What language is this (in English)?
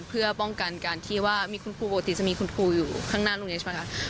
Thai